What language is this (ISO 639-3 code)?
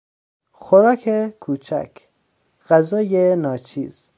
fas